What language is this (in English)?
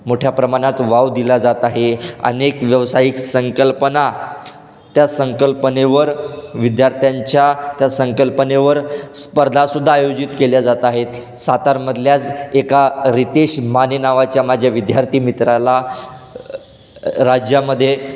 Marathi